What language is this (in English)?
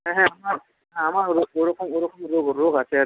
Bangla